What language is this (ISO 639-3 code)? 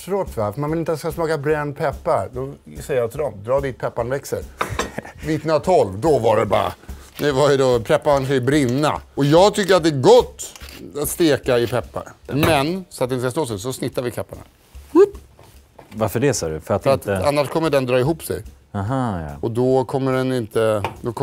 swe